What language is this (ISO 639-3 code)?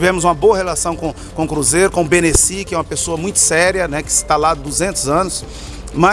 por